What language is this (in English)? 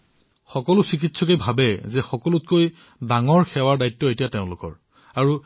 Assamese